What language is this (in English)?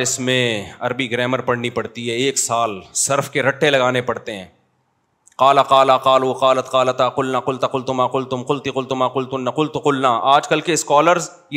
Urdu